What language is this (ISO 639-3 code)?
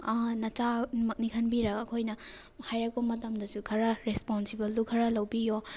mni